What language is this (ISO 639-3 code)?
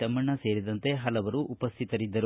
kan